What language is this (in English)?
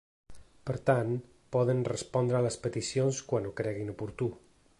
Catalan